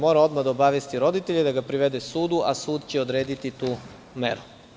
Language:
Serbian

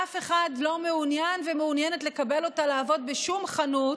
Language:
Hebrew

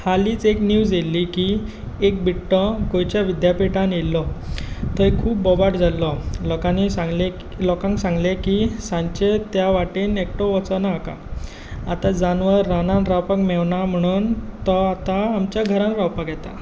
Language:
Konkani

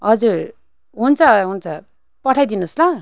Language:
Nepali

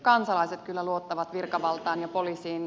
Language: Finnish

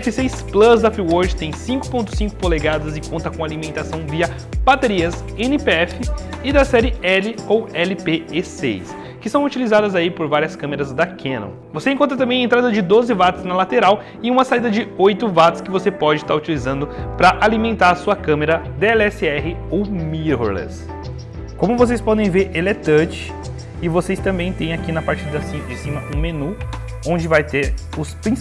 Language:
Portuguese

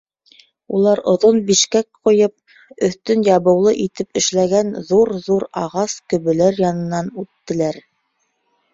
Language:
Bashkir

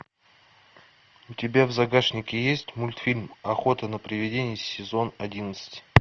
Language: Russian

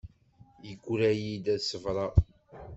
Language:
Kabyle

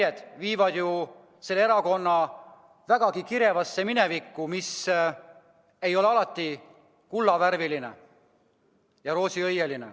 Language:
Estonian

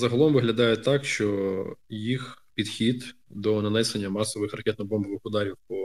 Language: Ukrainian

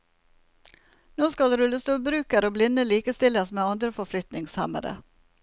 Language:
Norwegian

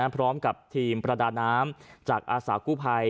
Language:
Thai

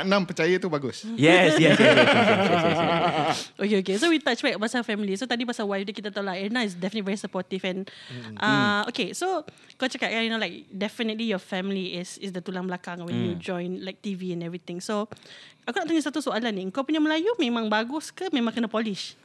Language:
Malay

